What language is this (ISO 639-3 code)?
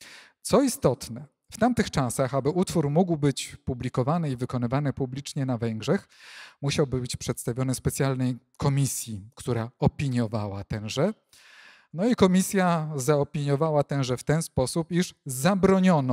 pol